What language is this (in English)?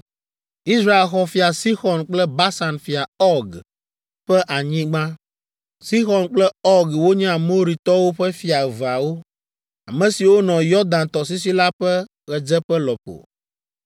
Ewe